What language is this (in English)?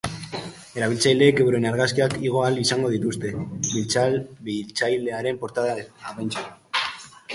Basque